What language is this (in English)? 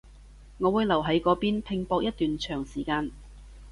Cantonese